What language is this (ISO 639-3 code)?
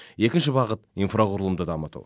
kaz